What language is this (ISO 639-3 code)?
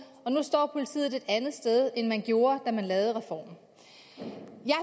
dan